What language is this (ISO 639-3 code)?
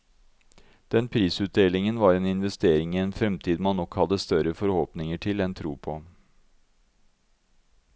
nor